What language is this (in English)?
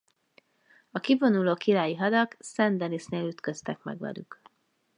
Hungarian